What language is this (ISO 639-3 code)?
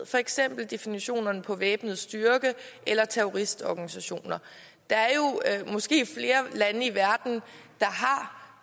dan